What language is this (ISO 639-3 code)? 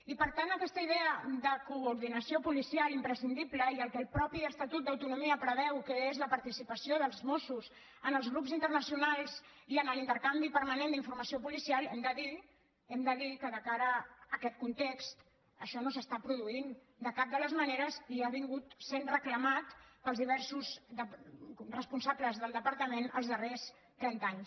cat